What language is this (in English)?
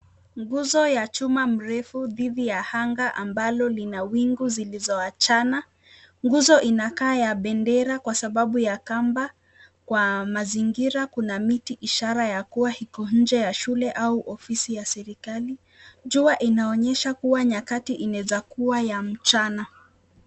Swahili